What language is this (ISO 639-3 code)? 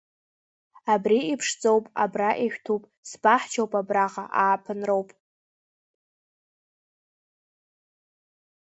abk